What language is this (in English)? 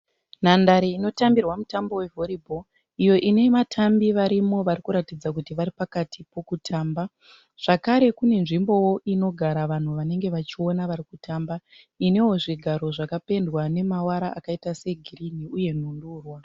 Shona